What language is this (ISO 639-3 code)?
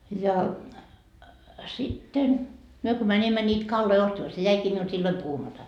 fin